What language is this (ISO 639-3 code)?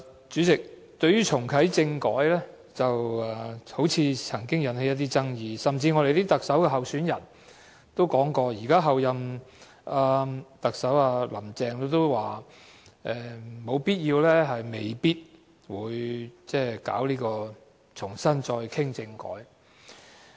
yue